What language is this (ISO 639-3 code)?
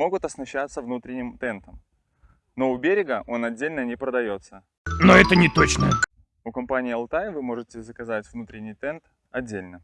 rus